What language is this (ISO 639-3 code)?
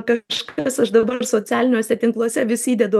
lit